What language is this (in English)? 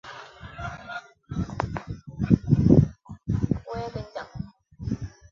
Chinese